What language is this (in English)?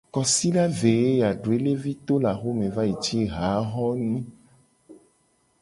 Gen